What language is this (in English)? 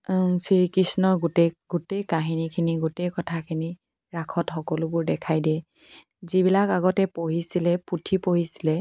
Assamese